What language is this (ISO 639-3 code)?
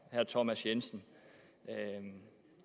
dan